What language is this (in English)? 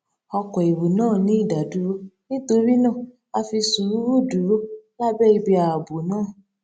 Yoruba